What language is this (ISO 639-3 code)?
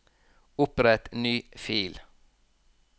nor